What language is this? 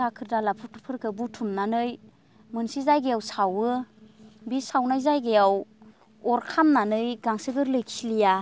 Bodo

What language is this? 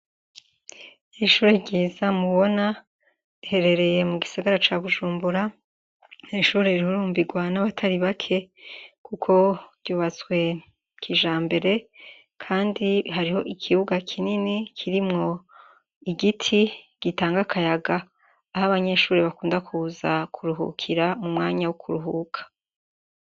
Rundi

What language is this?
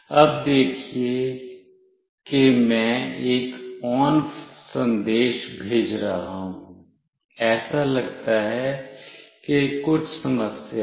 Hindi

